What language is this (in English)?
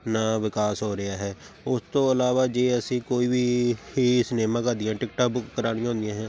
Punjabi